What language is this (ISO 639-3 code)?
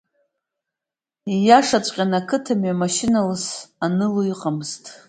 abk